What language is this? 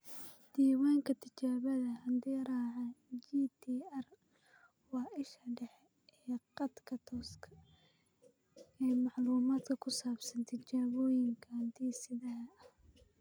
Somali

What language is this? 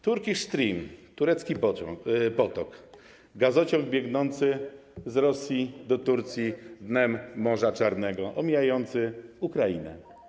Polish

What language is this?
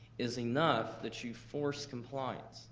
English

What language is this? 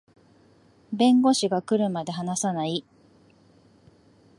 Japanese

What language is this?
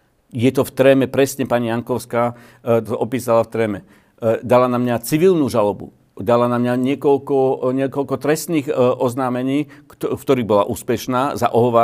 Slovak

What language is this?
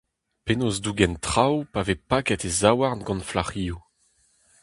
Breton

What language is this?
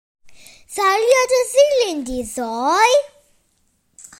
Welsh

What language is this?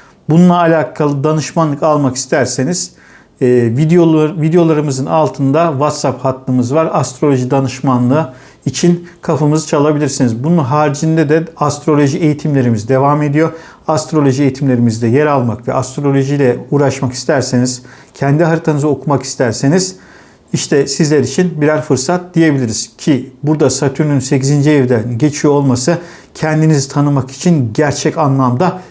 Turkish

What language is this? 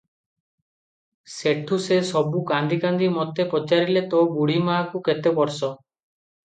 Odia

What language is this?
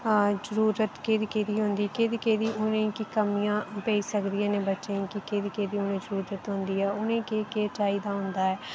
Dogri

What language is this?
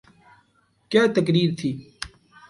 Urdu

